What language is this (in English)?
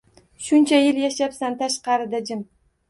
Uzbek